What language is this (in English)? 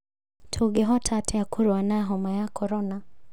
Kikuyu